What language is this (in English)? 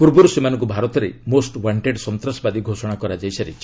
Odia